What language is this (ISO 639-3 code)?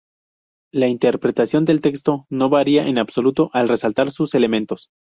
spa